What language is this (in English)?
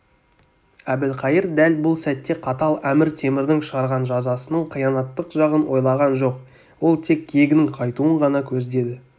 Kazakh